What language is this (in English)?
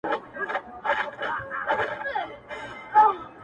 Pashto